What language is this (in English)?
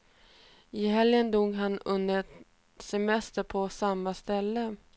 Swedish